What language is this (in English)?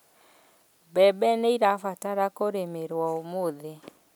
Kikuyu